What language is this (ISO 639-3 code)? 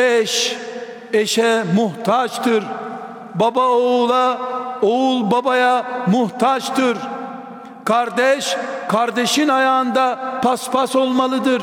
tur